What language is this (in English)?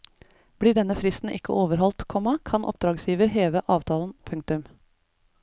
Norwegian